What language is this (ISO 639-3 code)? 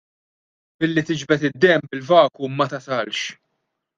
mlt